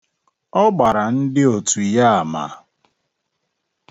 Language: Igbo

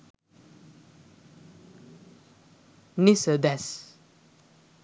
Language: Sinhala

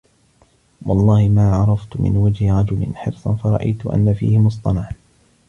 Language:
Arabic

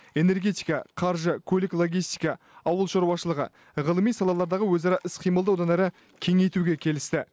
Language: Kazakh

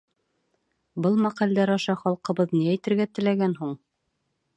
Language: Bashkir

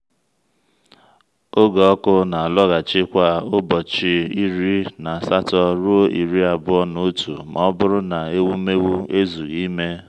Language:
Igbo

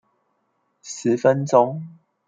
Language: Chinese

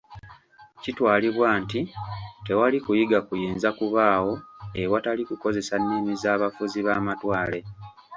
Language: Ganda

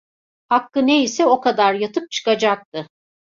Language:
Turkish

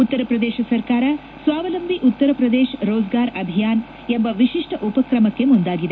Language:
Kannada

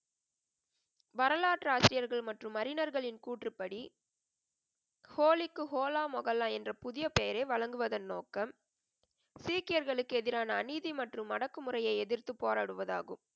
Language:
Tamil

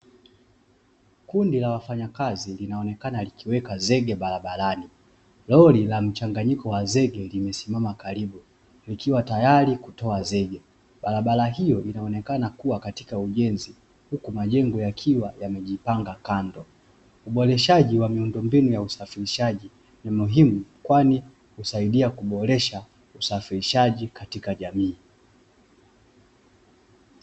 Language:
Swahili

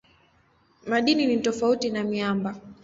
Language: Swahili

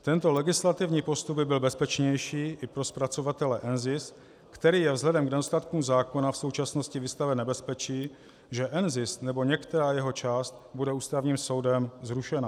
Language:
Czech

